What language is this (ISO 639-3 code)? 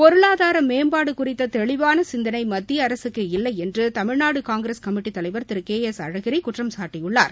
tam